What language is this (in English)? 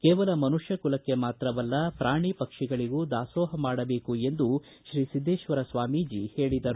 Kannada